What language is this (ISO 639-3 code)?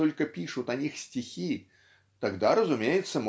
rus